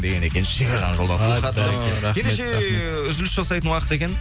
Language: Kazakh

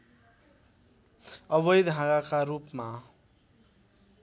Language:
Nepali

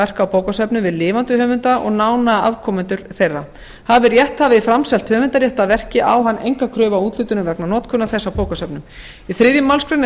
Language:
Icelandic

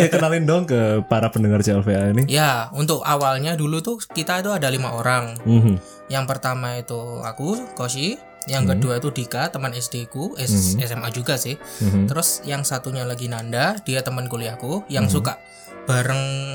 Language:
Indonesian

